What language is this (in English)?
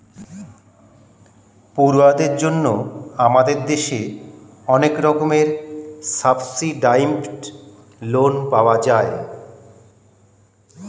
Bangla